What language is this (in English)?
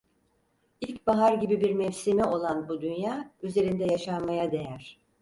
Turkish